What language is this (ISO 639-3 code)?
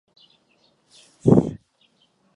ces